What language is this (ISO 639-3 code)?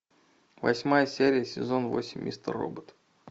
rus